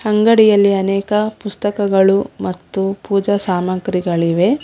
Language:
Kannada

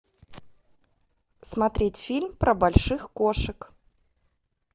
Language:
Russian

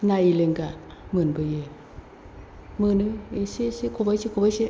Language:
Bodo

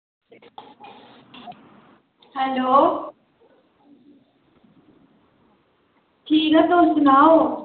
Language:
Dogri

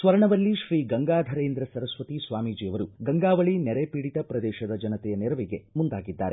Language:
Kannada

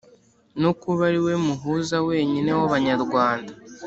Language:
Kinyarwanda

